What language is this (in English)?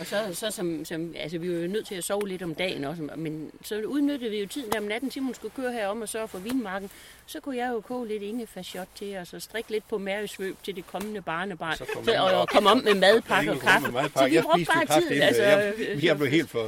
Danish